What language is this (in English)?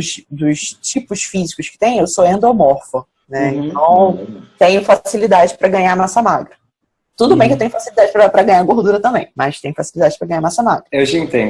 Portuguese